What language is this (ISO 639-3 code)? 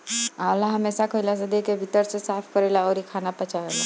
bho